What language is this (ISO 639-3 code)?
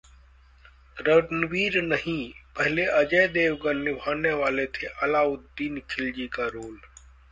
hin